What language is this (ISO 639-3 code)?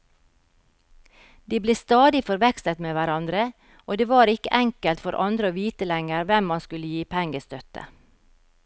nor